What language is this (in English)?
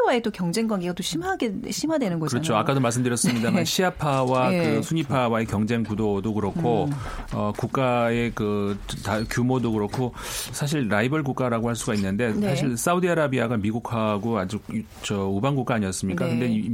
Korean